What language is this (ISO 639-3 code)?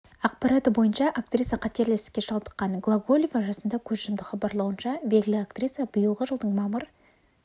kaz